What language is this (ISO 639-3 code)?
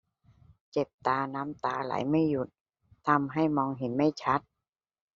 tha